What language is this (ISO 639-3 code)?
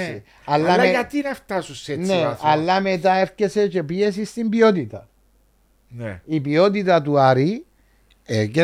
ell